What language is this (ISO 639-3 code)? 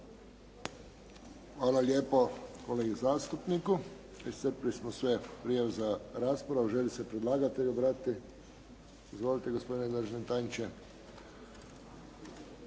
hrv